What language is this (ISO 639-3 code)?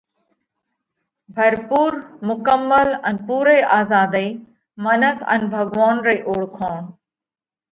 kvx